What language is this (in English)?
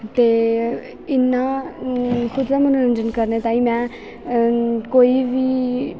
Dogri